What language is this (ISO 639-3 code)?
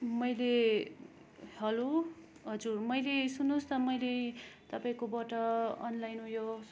nep